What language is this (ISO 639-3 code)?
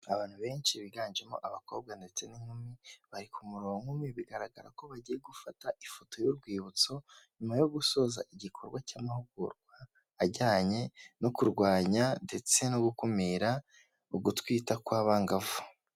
kin